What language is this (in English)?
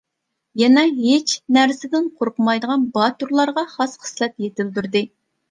Uyghur